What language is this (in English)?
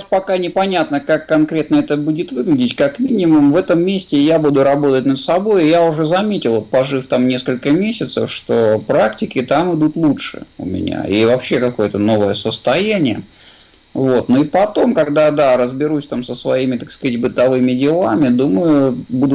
Russian